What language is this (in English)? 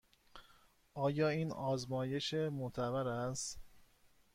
Persian